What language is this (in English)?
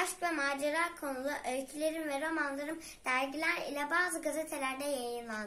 Turkish